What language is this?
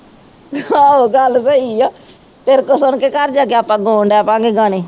Punjabi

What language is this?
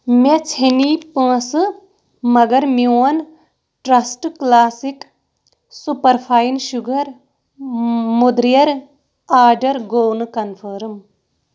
Kashmiri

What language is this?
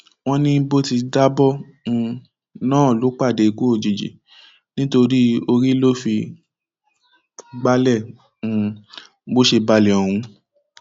Yoruba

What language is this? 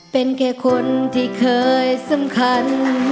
Thai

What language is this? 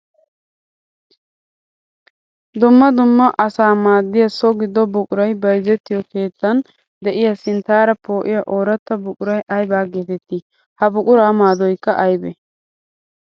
Wolaytta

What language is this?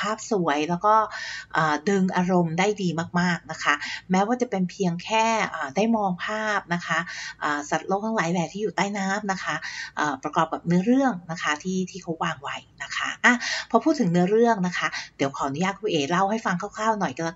Thai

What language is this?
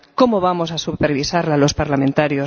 Spanish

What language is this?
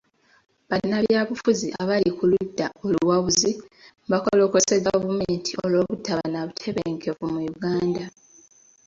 Ganda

